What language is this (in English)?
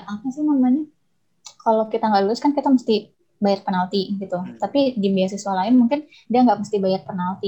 Indonesian